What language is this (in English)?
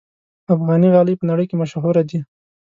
Pashto